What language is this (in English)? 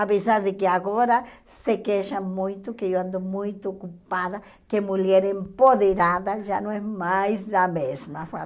Portuguese